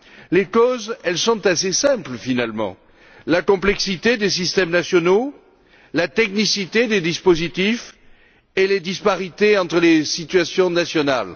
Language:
French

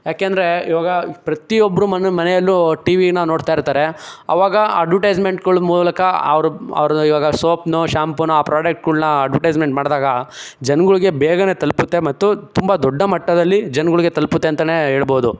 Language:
Kannada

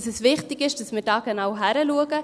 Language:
Swiss German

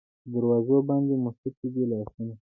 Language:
Pashto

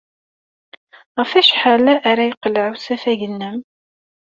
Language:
Kabyle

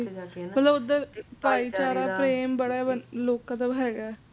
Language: Punjabi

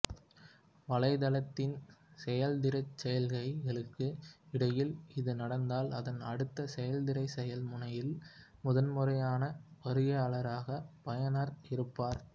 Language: Tamil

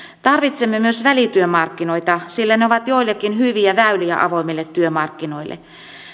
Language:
Finnish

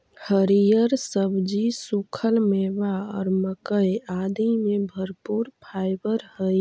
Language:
Magahi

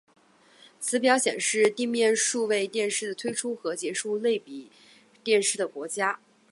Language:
Chinese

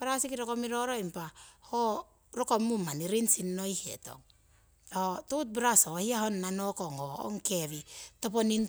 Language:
Siwai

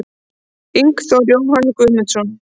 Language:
Icelandic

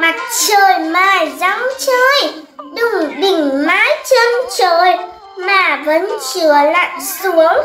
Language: Vietnamese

